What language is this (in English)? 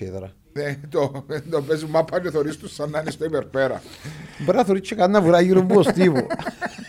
Greek